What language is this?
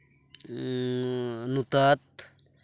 Santali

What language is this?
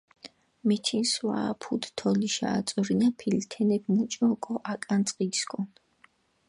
Mingrelian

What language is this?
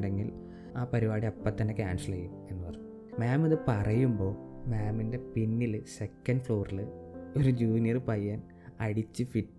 Malayalam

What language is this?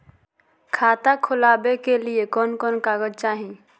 Magahi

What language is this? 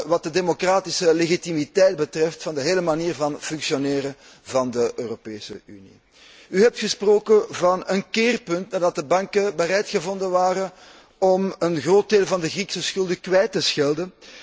Dutch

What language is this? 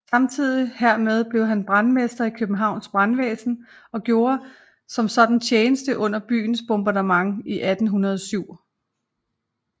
Danish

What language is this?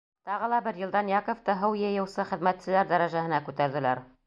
Bashkir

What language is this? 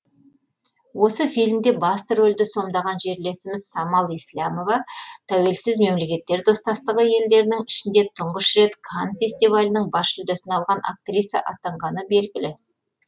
Kazakh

